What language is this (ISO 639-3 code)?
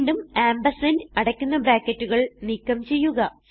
mal